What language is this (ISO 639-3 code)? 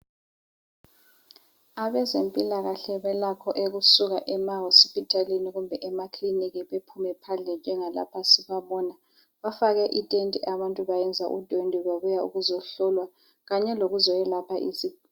nde